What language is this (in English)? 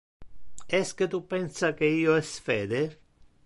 Interlingua